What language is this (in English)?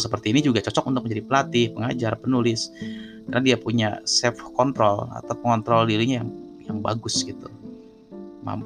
Indonesian